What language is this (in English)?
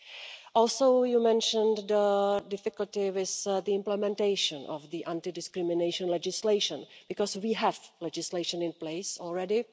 English